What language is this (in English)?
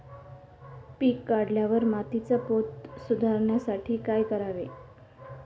Marathi